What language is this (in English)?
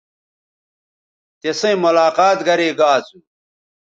Bateri